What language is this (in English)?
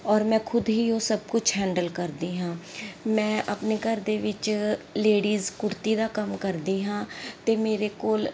Punjabi